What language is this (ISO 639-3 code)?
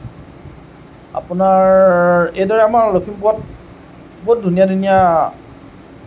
asm